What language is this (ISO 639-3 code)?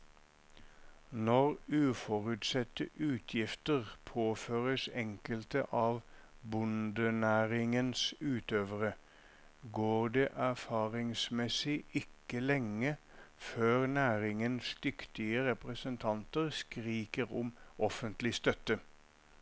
nor